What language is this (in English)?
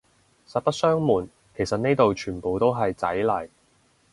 Cantonese